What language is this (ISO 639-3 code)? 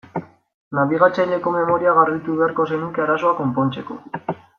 eus